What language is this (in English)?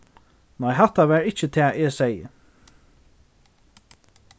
Faroese